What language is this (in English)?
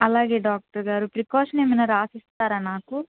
Telugu